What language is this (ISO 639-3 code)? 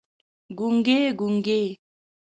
pus